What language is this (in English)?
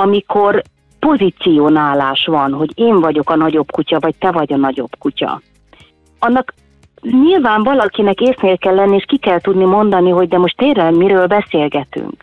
Hungarian